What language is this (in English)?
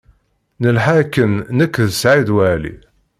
Kabyle